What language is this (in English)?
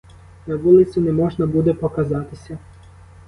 Ukrainian